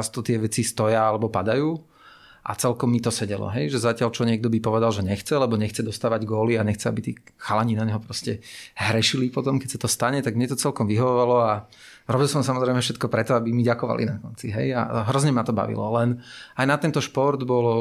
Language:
Slovak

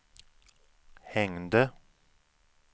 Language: Swedish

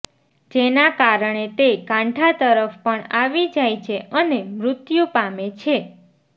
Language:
Gujarati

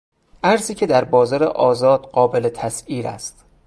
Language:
Persian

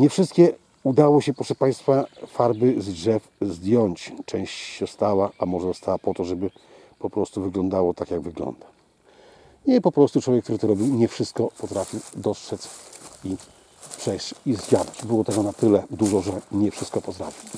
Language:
Polish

